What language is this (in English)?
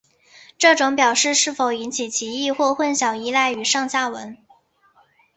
Chinese